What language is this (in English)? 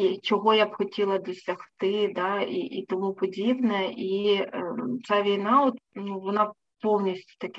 Ukrainian